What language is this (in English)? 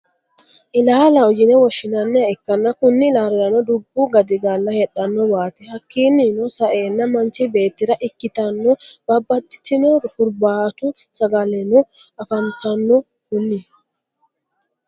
Sidamo